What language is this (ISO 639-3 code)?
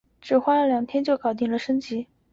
zho